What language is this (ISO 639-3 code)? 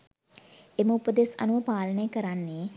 sin